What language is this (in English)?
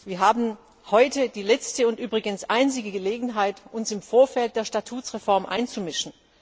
German